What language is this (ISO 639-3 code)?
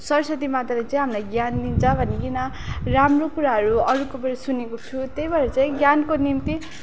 nep